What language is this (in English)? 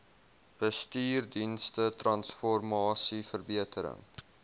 Afrikaans